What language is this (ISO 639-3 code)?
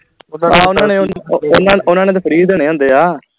pan